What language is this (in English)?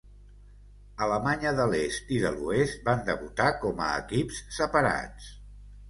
Catalan